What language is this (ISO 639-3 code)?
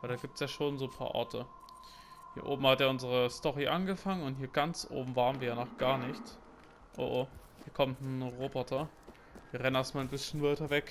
deu